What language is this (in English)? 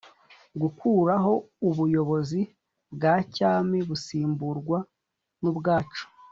Kinyarwanda